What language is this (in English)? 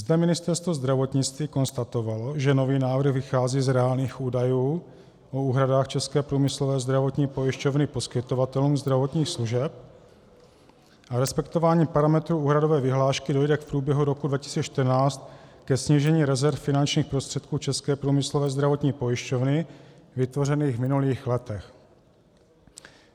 Czech